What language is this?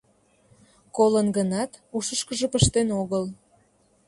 Mari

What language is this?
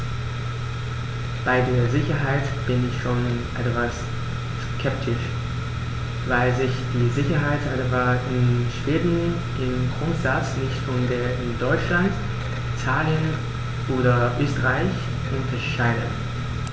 German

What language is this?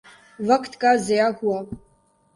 Urdu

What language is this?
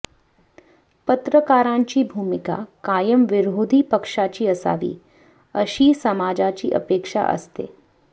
Marathi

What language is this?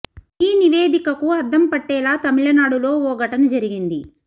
Telugu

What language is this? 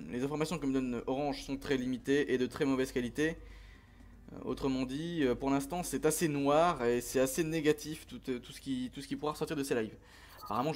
French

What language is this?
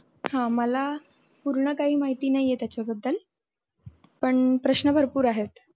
Marathi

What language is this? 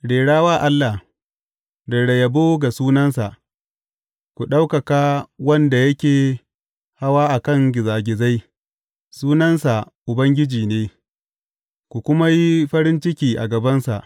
Hausa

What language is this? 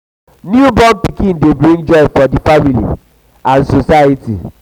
Nigerian Pidgin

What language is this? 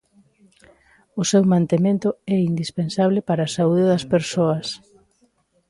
Galician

